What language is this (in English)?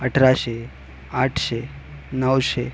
Marathi